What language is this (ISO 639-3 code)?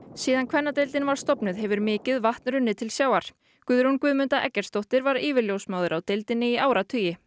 isl